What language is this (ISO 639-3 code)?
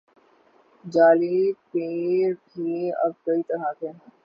urd